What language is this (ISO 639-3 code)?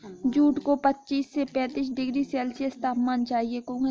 hin